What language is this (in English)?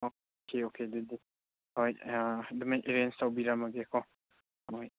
Manipuri